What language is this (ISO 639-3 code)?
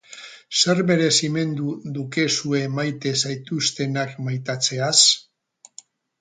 eus